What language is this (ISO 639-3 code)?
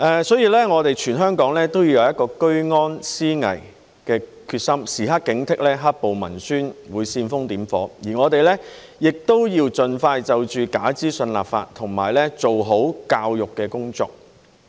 yue